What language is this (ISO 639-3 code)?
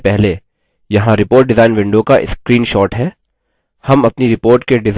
hin